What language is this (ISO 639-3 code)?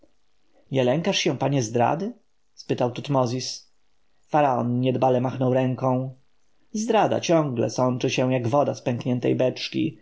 pol